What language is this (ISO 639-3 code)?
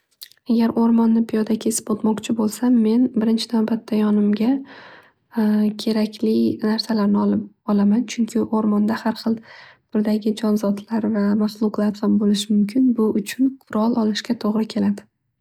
uzb